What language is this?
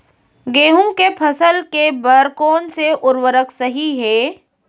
Chhattisgarhi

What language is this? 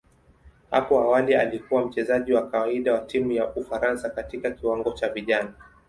Swahili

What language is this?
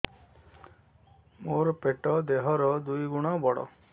Odia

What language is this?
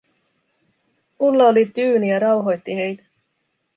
Finnish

